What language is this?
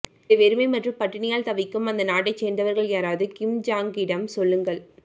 Tamil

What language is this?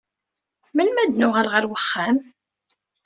Kabyle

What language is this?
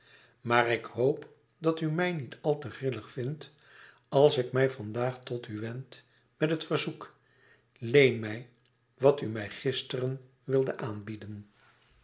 Dutch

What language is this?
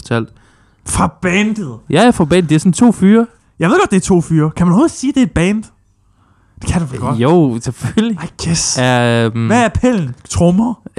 Danish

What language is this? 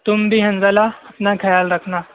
Urdu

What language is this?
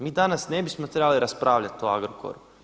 Croatian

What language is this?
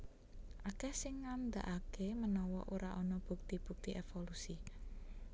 Javanese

